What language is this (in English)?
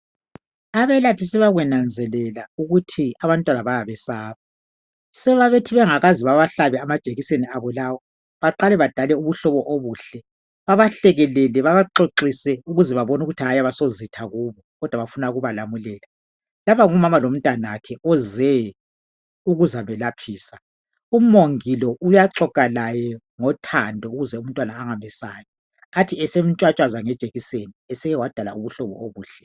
North Ndebele